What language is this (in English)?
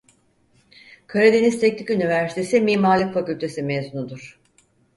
Turkish